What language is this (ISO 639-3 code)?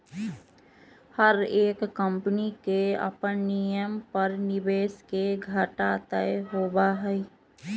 mag